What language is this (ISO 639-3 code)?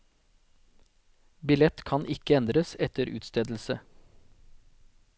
nor